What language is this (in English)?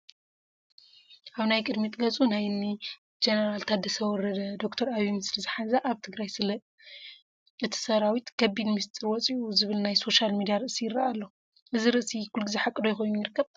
Tigrinya